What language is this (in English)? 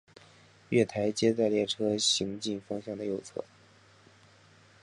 Chinese